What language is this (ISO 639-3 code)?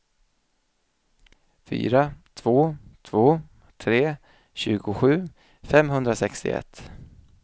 swe